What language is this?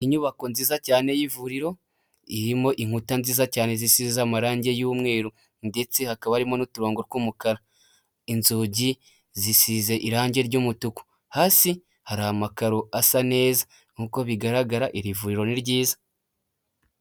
Kinyarwanda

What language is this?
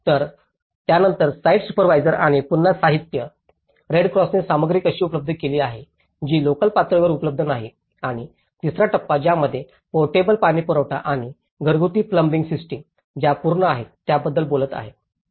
Marathi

